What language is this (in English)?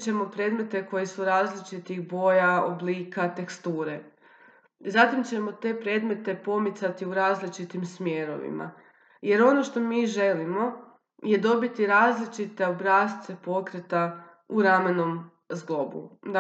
Croatian